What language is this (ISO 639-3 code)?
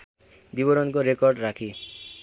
nep